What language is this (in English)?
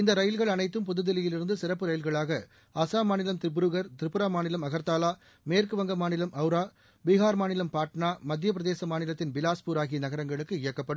Tamil